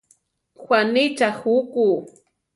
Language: Central Tarahumara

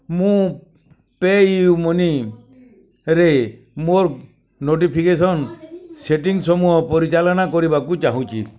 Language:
Odia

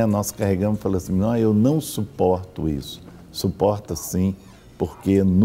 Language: Portuguese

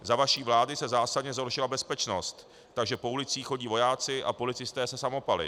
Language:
Czech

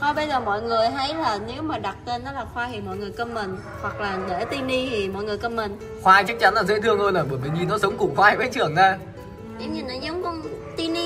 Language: Vietnamese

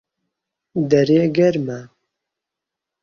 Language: Central Kurdish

